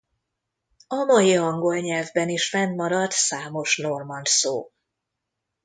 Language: Hungarian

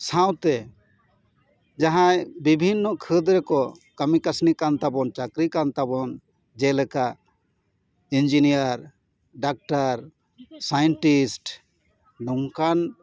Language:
Santali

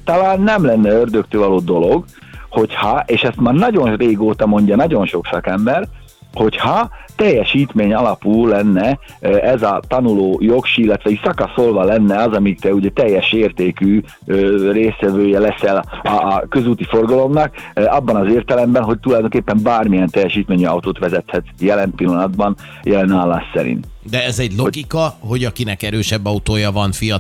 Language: Hungarian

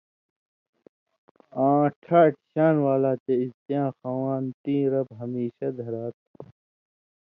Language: Indus Kohistani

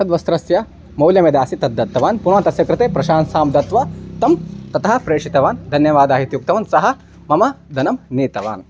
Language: Sanskrit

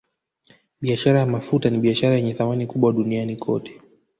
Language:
Swahili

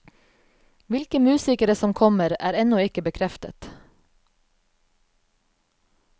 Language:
Norwegian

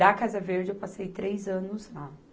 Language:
Portuguese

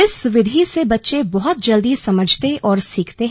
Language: Hindi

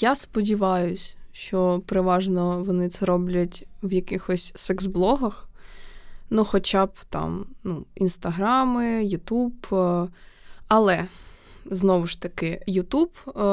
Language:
Ukrainian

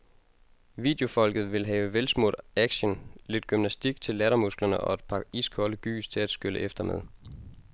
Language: Danish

